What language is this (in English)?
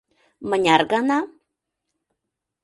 Mari